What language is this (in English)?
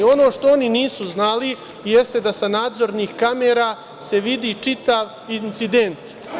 Serbian